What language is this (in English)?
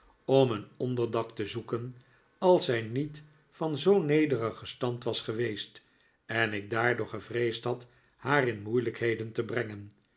Dutch